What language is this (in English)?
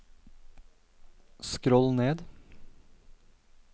Norwegian